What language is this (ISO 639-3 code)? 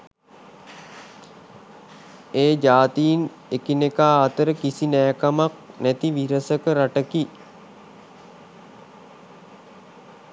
sin